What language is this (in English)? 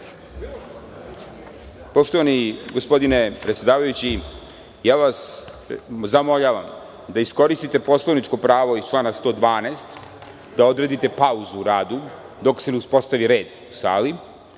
Serbian